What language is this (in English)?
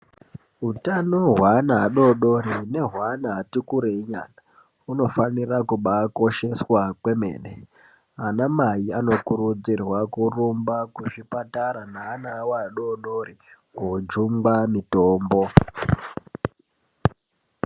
Ndau